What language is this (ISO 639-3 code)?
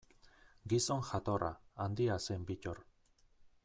eus